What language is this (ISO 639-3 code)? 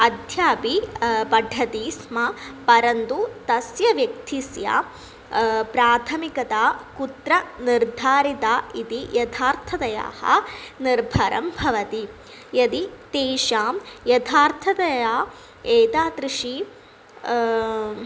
san